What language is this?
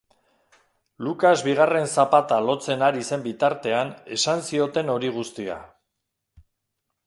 Basque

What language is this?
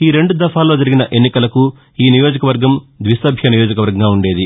Telugu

